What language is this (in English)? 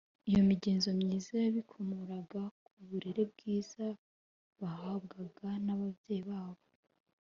Kinyarwanda